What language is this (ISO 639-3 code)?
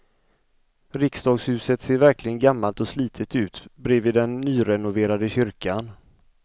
swe